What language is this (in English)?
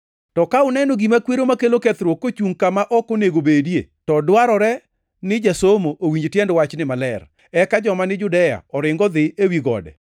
Luo (Kenya and Tanzania)